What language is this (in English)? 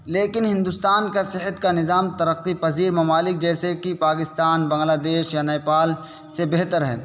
Urdu